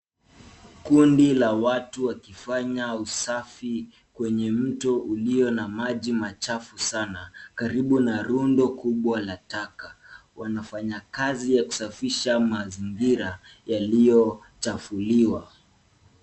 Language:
Swahili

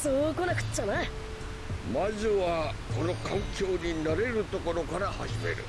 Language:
Japanese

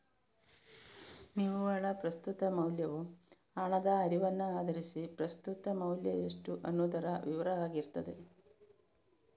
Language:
Kannada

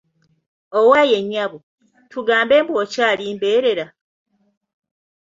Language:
Ganda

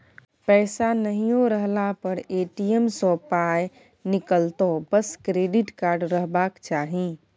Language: Maithili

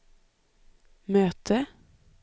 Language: Swedish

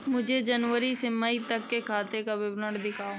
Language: Hindi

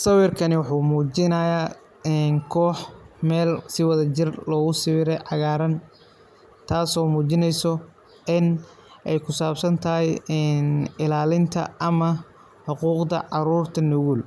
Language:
Somali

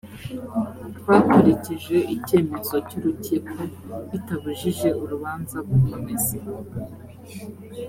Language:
Kinyarwanda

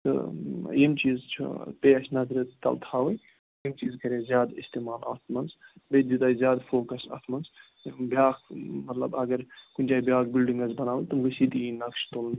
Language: Kashmiri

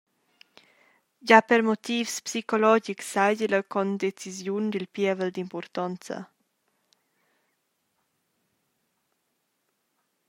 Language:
Romansh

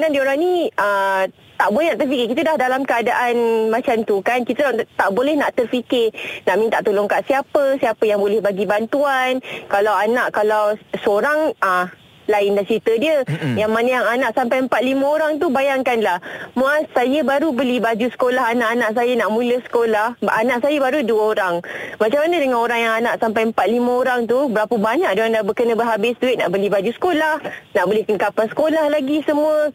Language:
Malay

